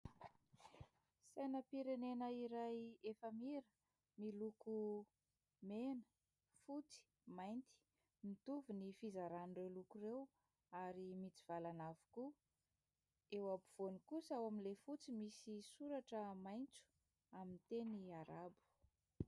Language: Malagasy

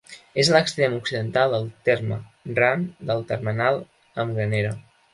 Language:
Catalan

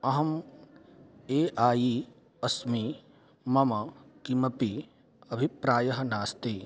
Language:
Sanskrit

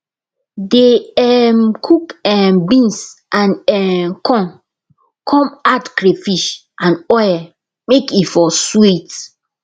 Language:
Nigerian Pidgin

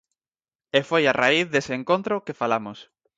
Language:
Galician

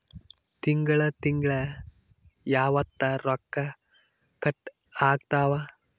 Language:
Kannada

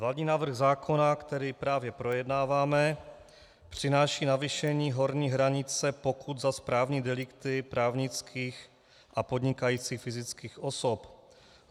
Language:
Czech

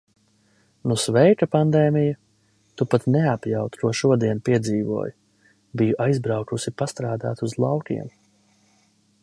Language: Latvian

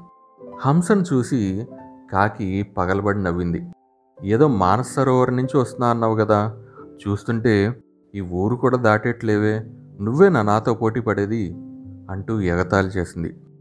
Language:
Telugu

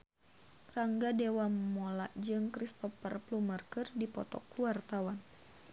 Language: Sundanese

